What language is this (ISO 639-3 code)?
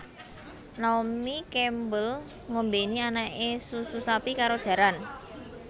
jav